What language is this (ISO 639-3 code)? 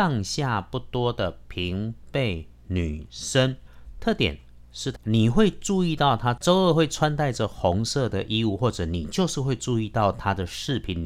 zho